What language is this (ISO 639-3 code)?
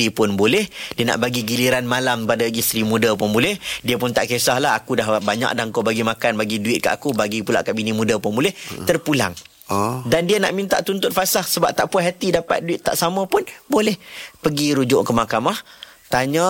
msa